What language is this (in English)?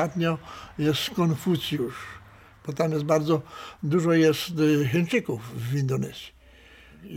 Polish